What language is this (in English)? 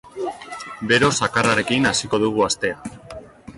Basque